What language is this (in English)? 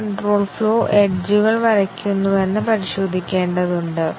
Malayalam